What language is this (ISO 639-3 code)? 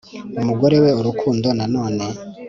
kin